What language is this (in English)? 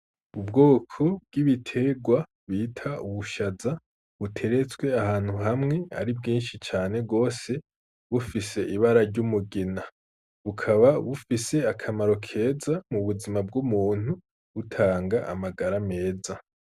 Rundi